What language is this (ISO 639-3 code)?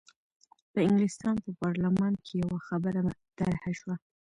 pus